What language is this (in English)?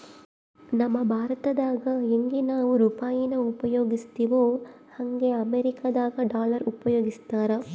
Kannada